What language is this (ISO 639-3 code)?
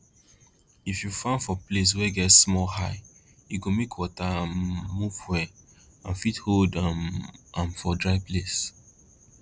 pcm